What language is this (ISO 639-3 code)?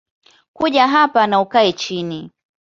swa